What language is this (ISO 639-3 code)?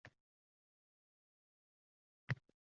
uzb